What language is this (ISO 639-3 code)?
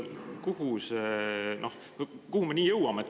est